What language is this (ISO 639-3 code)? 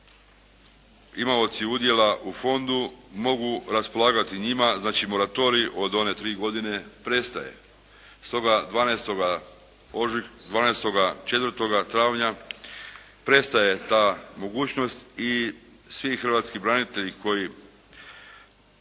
hrv